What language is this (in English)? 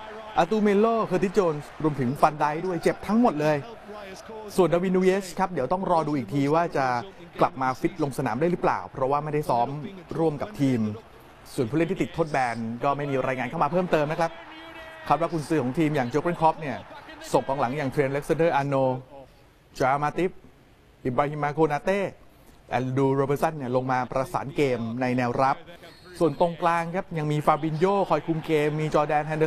Thai